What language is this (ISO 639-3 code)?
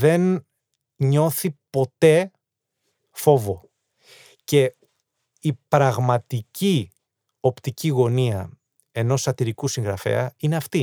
ell